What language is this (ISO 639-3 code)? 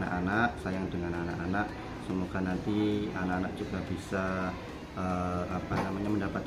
ind